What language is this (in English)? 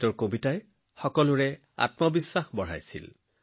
Assamese